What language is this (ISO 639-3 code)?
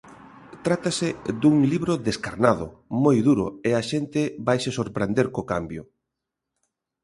glg